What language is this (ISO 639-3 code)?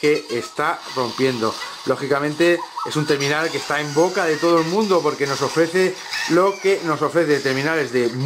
spa